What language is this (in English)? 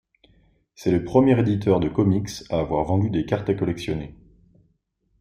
French